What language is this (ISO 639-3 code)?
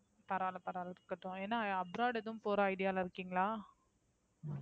tam